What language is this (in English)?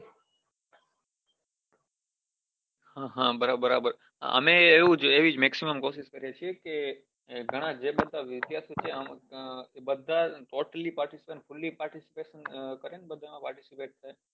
Gujarati